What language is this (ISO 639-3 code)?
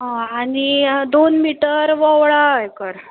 kok